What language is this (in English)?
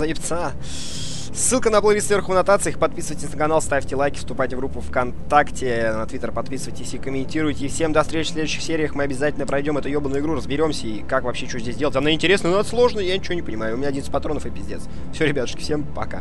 Russian